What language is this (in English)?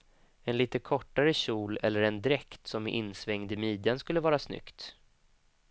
Swedish